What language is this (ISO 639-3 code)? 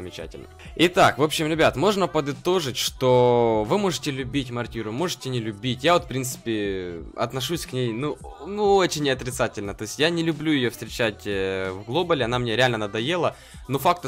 rus